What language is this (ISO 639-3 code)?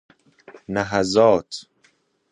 fas